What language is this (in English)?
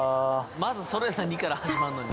Japanese